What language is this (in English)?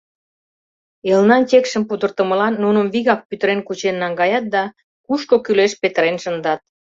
Mari